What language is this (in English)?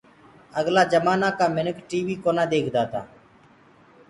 Gurgula